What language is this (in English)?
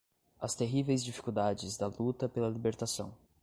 Portuguese